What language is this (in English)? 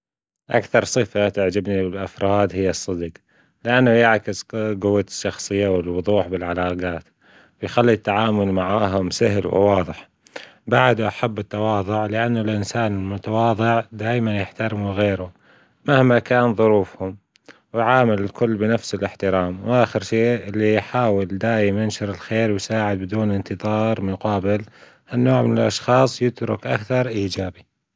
Gulf Arabic